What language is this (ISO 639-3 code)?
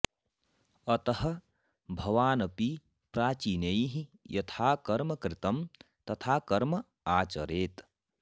san